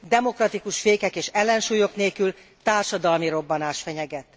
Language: Hungarian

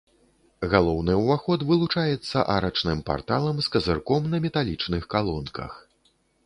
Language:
Belarusian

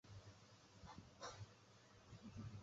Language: Chinese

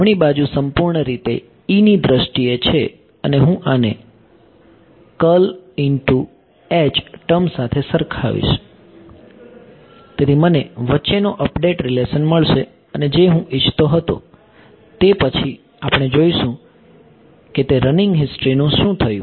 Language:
Gujarati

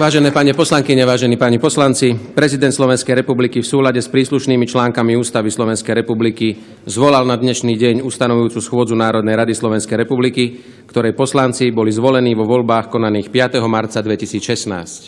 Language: Slovak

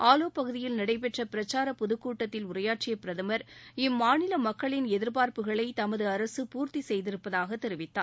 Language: Tamil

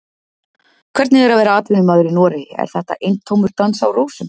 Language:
Icelandic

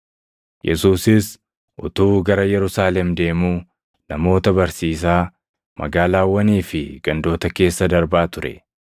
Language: Oromo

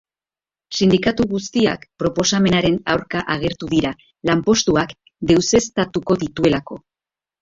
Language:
Basque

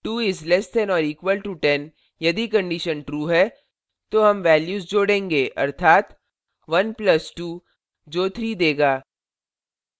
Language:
Hindi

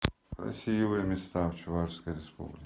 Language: Russian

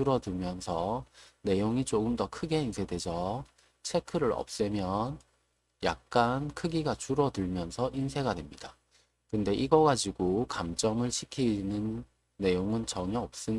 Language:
Korean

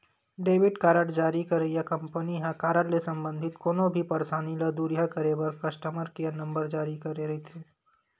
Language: Chhattisgarhi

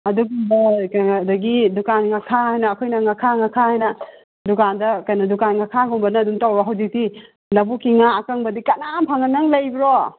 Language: Manipuri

